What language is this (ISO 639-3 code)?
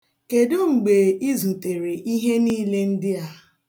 ibo